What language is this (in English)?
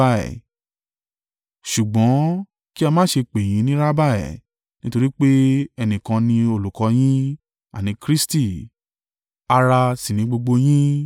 Yoruba